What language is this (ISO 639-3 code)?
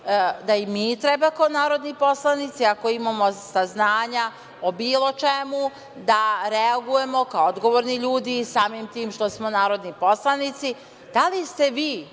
srp